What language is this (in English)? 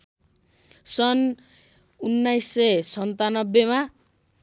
Nepali